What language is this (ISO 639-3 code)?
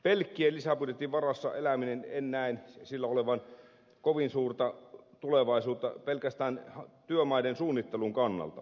fin